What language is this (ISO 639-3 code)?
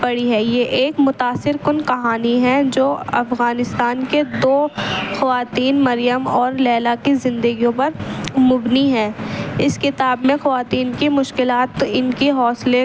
urd